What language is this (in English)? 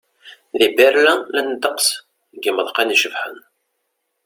Kabyle